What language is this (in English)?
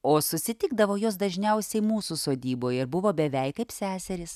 Lithuanian